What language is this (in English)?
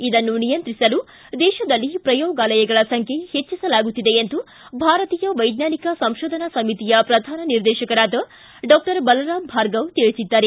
Kannada